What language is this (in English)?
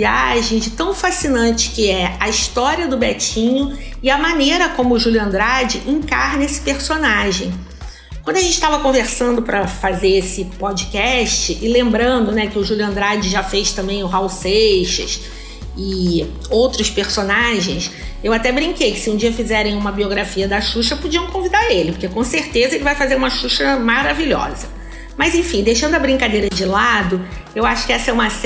Portuguese